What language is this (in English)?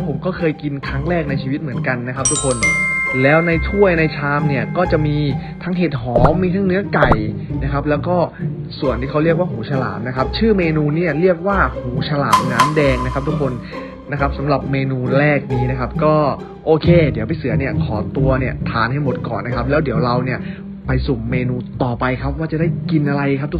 Thai